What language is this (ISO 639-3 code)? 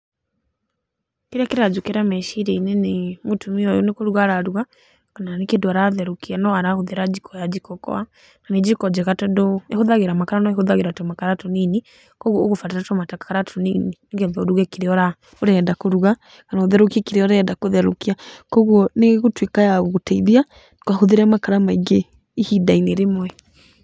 kik